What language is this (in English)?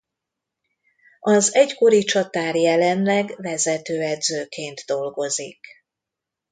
Hungarian